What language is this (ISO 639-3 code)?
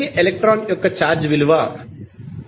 tel